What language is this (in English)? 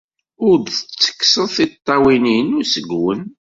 Kabyle